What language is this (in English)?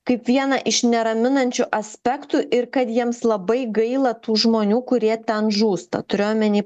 Lithuanian